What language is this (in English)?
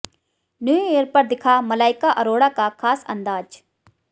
Hindi